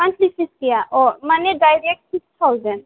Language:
Bodo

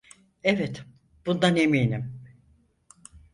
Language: Turkish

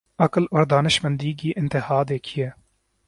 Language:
Urdu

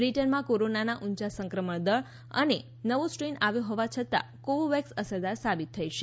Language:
Gujarati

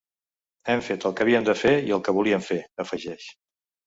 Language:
Catalan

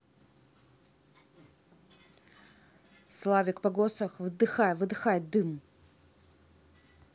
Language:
Russian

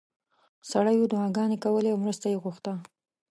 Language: Pashto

